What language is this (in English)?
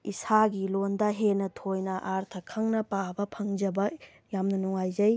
Manipuri